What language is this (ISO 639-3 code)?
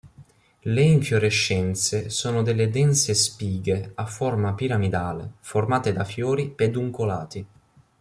ita